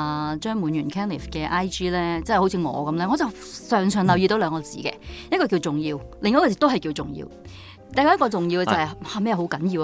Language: Chinese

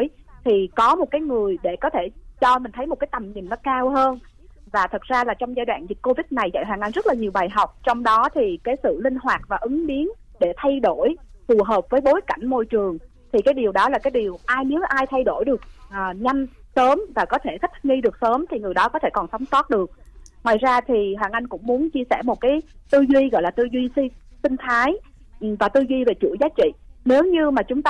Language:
Vietnamese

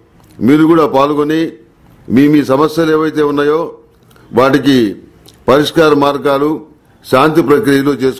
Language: Telugu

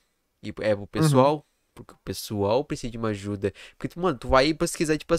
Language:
Portuguese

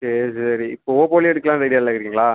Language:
Tamil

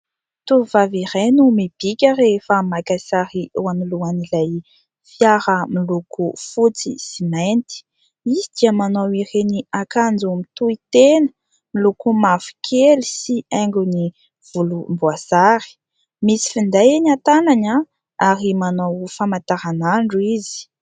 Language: Malagasy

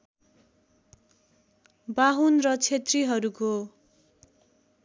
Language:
Nepali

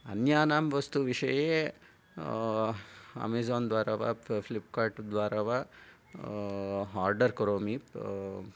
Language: Sanskrit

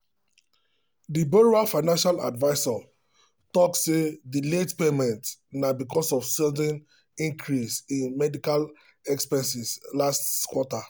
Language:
Nigerian Pidgin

